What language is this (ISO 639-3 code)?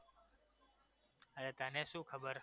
guj